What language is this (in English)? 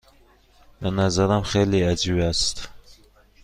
Persian